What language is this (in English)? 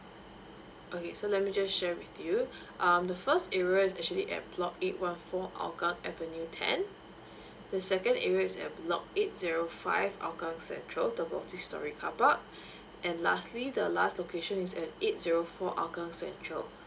English